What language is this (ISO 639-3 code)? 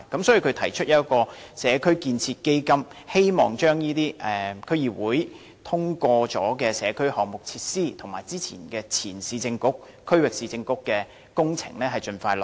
yue